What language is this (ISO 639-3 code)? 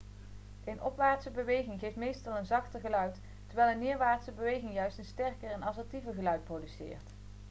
nld